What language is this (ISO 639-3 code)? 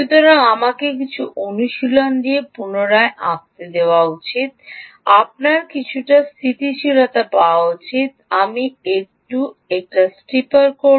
ben